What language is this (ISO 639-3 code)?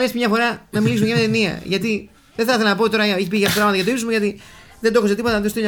ell